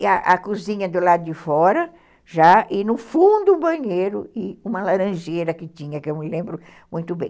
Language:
Portuguese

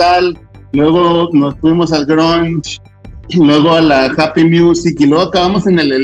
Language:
Spanish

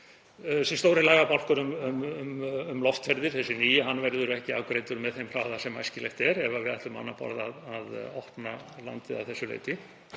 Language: Icelandic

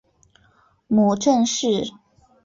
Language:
Chinese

